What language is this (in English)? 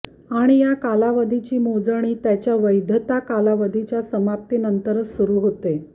Marathi